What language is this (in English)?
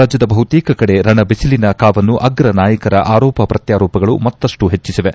Kannada